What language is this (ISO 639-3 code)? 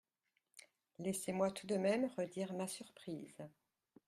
fra